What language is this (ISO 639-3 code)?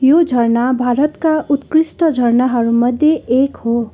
nep